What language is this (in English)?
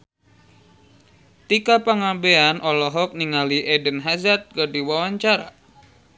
Sundanese